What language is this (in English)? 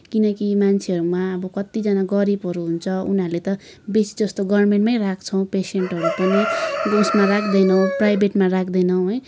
Nepali